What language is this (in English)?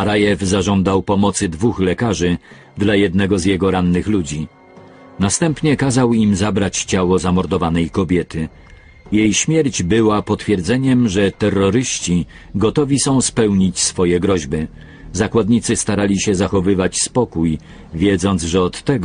Polish